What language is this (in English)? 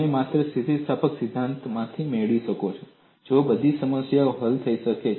Gujarati